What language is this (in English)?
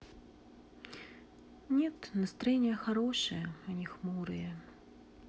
Russian